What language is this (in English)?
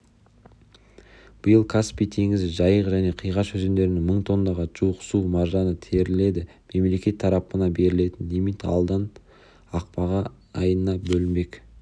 Kazakh